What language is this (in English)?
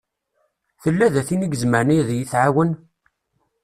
Kabyle